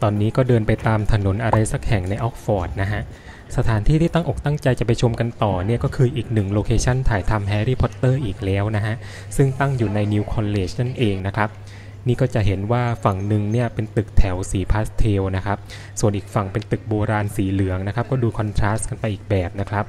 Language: Thai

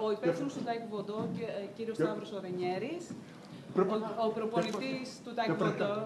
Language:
Greek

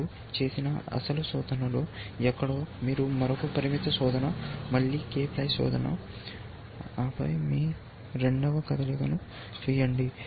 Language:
Telugu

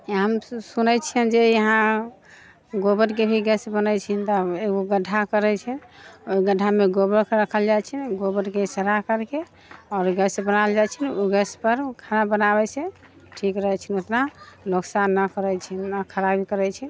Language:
Maithili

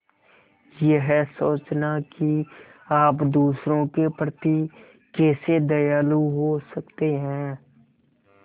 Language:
Hindi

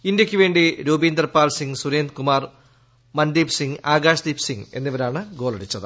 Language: Malayalam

